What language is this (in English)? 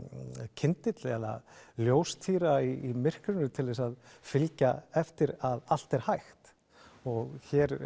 Icelandic